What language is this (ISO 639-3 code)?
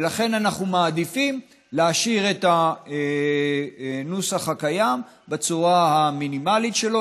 heb